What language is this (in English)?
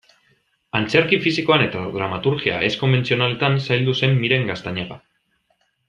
Basque